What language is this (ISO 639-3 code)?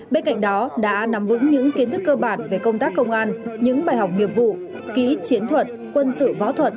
vie